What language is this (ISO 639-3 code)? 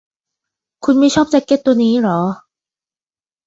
tha